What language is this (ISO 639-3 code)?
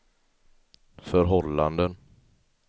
swe